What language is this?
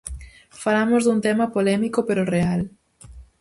Galician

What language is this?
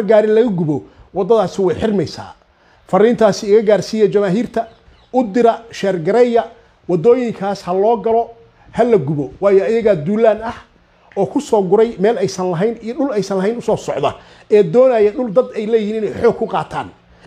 Arabic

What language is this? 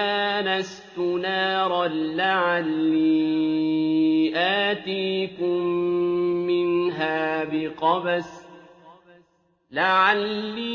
Arabic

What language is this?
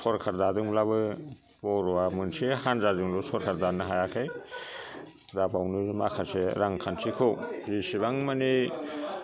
Bodo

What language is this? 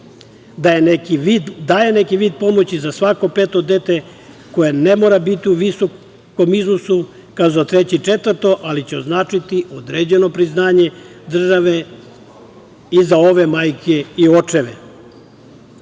Serbian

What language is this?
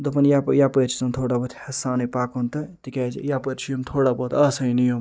Kashmiri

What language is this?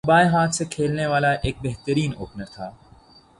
Urdu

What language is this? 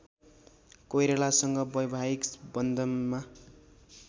Nepali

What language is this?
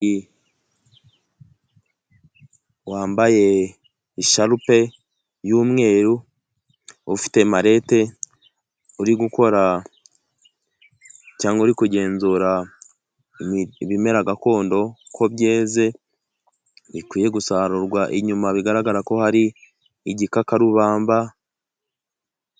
Kinyarwanda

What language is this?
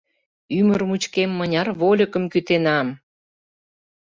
Mari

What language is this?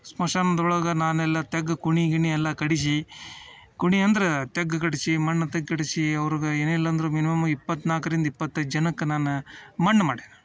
Kannada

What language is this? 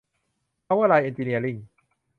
Thai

